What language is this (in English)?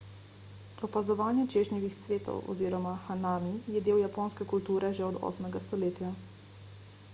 Slovenian